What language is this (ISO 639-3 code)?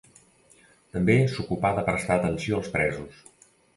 cat